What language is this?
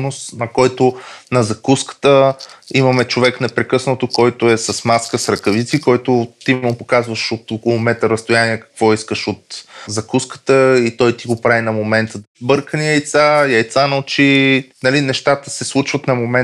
Bulgarian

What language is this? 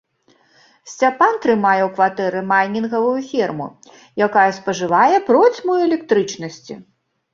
Belarusian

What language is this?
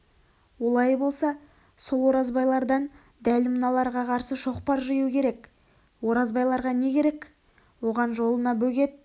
Kazakh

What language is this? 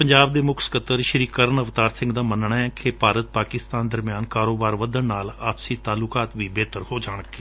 Punjabi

